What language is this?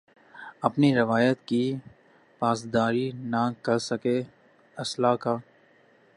Urdu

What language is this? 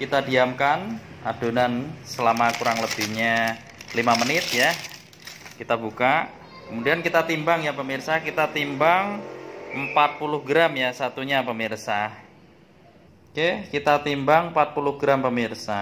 Indonesian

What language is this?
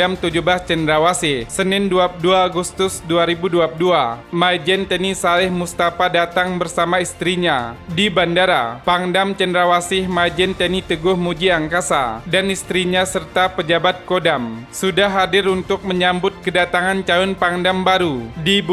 Indonesian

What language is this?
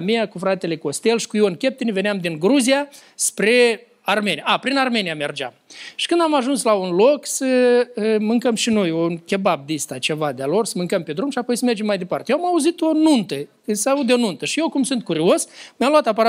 Romanian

